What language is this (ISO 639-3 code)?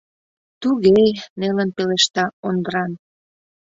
chm